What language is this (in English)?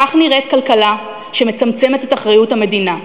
Hebrew